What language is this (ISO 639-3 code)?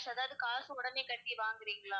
tam